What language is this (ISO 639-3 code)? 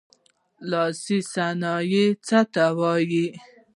pus